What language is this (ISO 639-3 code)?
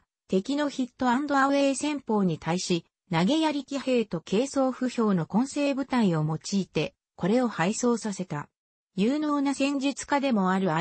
jpn